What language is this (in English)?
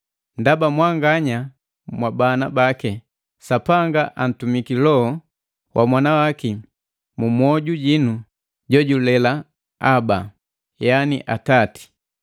Matengo